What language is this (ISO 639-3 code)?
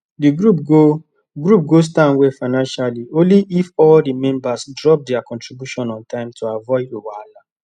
pcm